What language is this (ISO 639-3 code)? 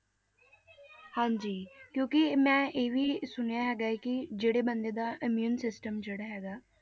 pan